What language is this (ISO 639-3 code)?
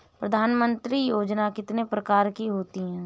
hin